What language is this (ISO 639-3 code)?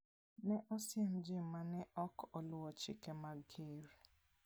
luo